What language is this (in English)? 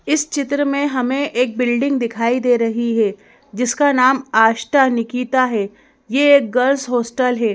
Hindi